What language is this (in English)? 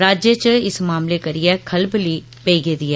Dogri